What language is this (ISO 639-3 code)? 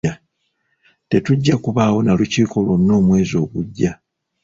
lug